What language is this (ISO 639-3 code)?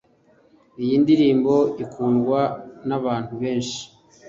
kin